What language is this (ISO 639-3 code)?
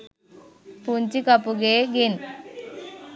sin